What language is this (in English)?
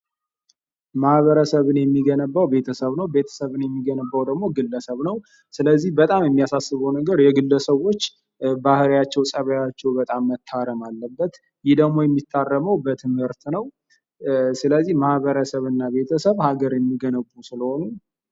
Amharic